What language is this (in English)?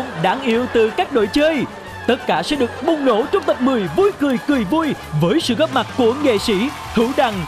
Vietnamese